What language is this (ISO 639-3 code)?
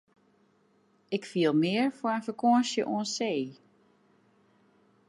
fry